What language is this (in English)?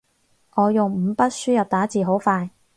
Cantonese